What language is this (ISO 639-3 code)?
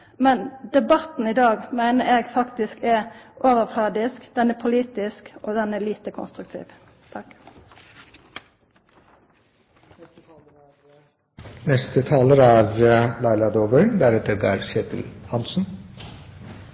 nor